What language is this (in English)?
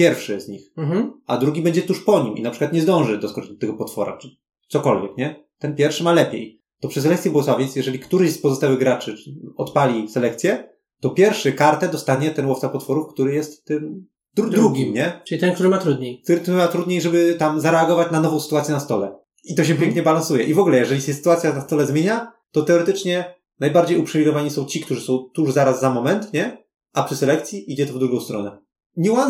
Polish